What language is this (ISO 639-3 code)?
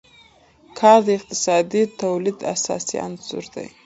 pus